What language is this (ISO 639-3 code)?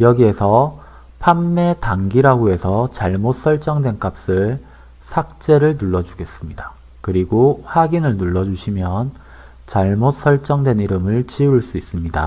kor